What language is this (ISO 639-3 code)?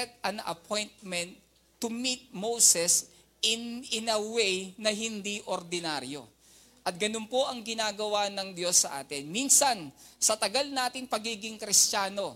fil